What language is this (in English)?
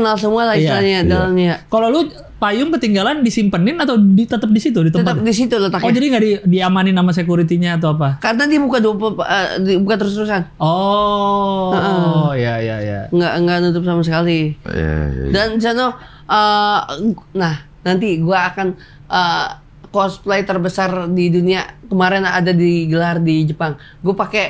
Indonesian